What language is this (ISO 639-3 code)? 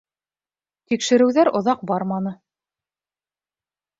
bak